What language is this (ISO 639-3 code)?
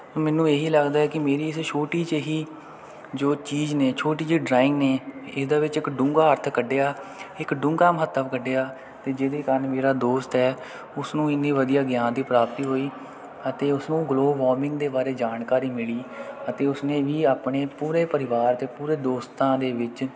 pan